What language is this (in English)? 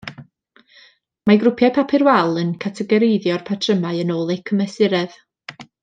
Welsh